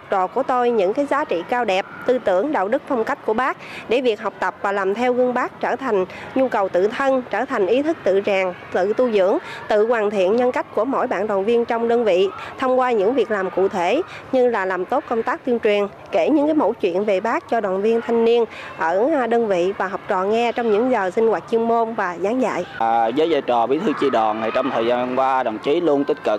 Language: Vietnamese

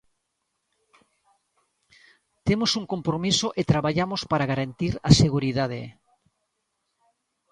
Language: Galician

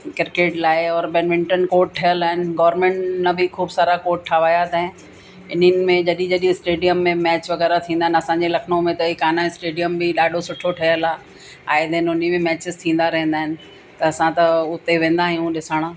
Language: Sindhi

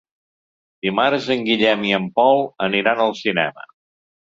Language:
Catalan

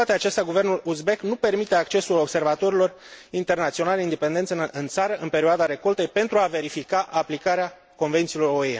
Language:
Romanian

